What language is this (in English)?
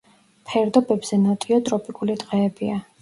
Georgian